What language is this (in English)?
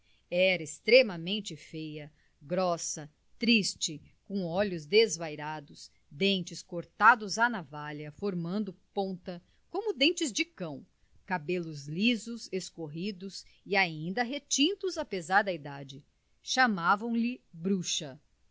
Portuguese